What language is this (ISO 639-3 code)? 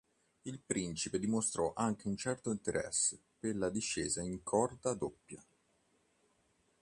ita